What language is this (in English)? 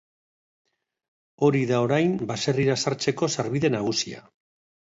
Basque